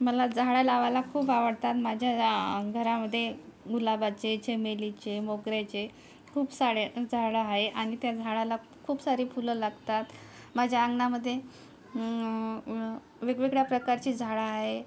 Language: Marathi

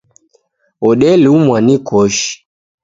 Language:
Taita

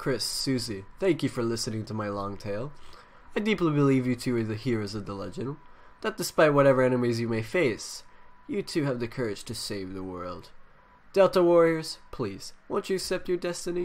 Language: English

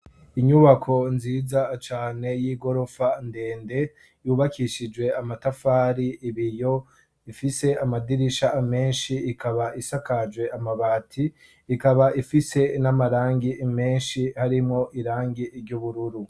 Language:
Rundi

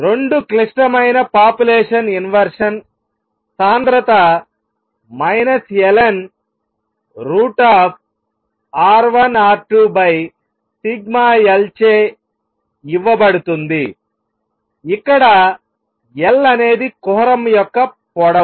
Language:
Telugu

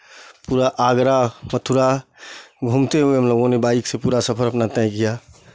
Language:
Hindi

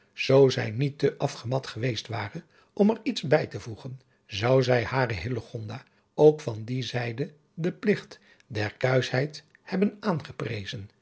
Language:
Dutch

